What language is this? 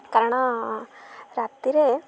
Odia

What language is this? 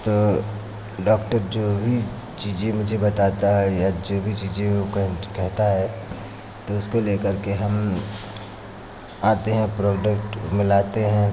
Hindi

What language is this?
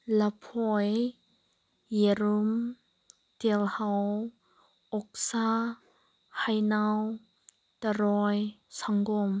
Manipuri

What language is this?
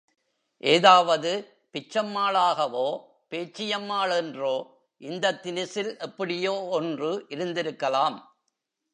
Tamil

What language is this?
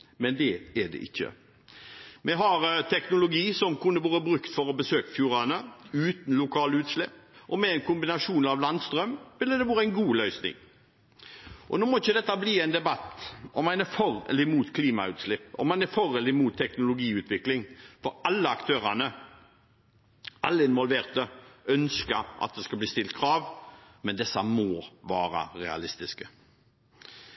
Norwegian Bokmål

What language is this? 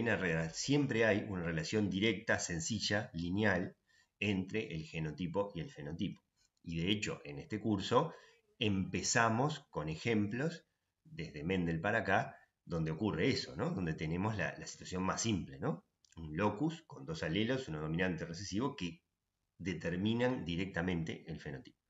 Spanish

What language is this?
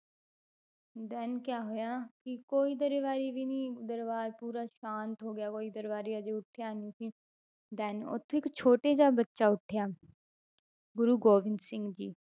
Punjabi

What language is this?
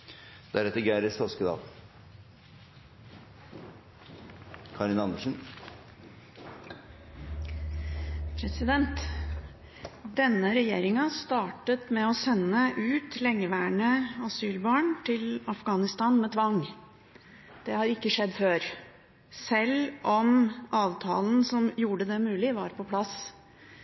Norwegian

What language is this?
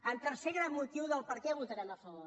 Catalan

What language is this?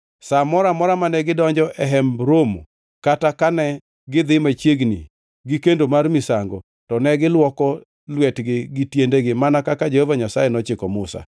Luo (Kenya and Tanzania)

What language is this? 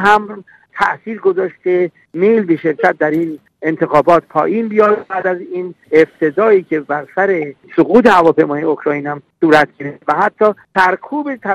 Persian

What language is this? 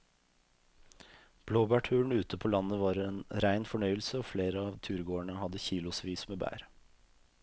Norwegian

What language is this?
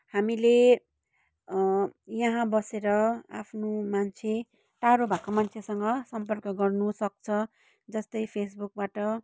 Nepali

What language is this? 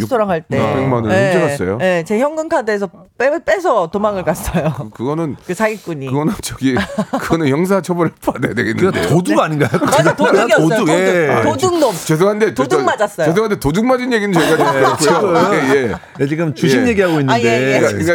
Korean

